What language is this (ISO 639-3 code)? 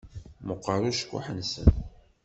kab